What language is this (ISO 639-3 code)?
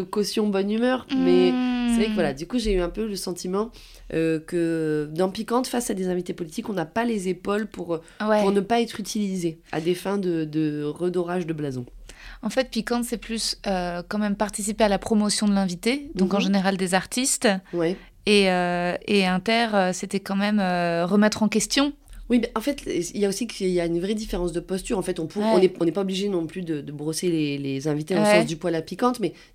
fra